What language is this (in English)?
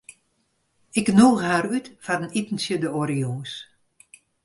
Western Frisian